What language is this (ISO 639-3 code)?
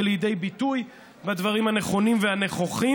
heb